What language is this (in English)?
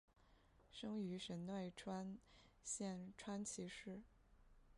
Chinese